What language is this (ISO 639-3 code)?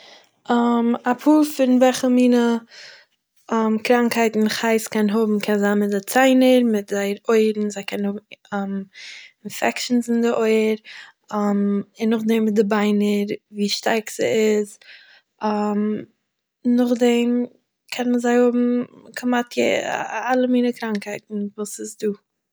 yid